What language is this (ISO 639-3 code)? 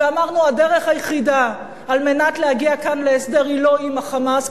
heb